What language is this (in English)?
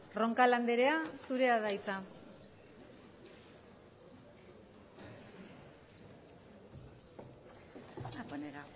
Basque